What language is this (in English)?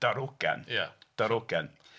Welsh